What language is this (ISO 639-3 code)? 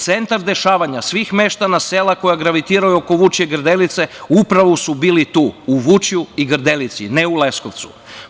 srp